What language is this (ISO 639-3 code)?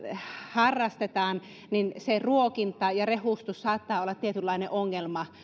fin